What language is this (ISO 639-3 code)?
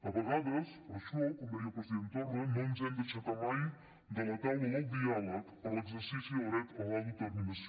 cat